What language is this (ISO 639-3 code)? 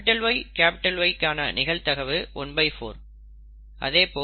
tam